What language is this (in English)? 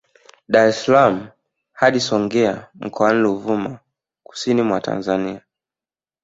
Swahili